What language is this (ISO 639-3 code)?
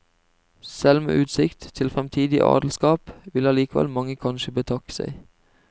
nor